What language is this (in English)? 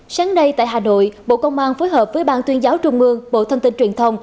Vietnamese